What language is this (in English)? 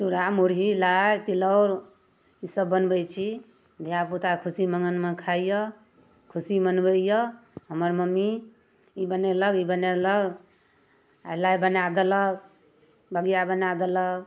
Maithili